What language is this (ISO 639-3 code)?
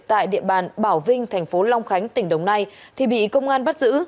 vie